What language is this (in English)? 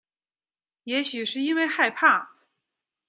Chinese